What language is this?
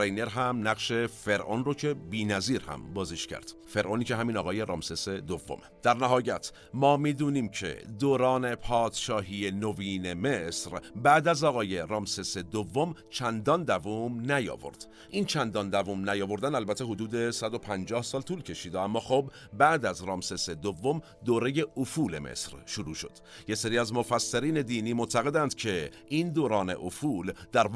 Persian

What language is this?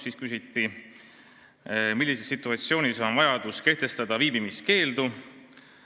Estonian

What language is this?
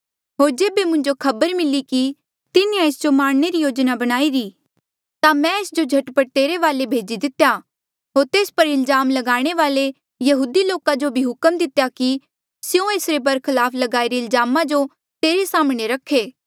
Mandeali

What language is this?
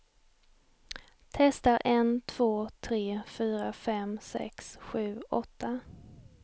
Swedish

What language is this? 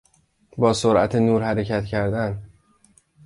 Persian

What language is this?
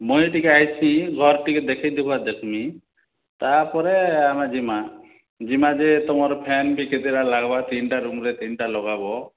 Odia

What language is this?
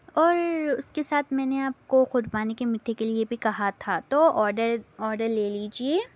Urdu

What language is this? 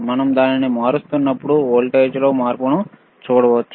Telugu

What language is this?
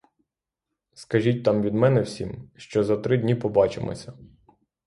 Ukrainian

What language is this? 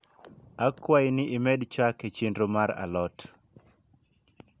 Luo (Kenya and Tanzania)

